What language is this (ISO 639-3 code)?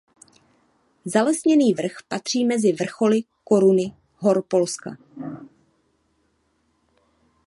ces